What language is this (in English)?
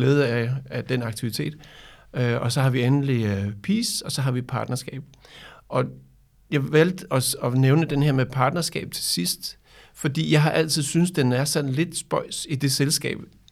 Danish